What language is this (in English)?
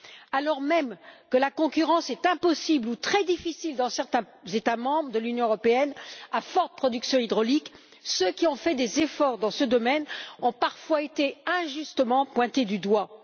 French